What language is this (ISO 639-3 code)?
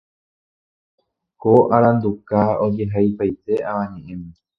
grn